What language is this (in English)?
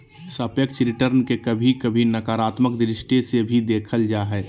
Magahi